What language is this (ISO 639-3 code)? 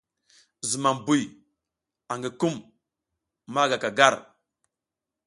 giz